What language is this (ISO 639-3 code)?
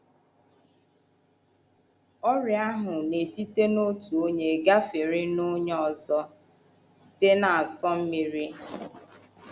ibo